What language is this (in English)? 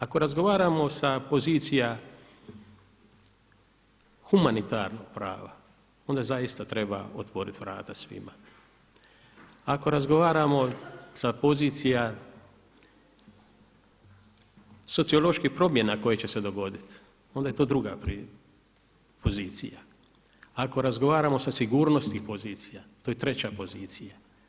Croatian